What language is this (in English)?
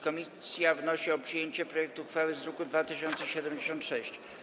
Polish